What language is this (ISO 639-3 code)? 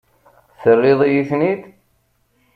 kab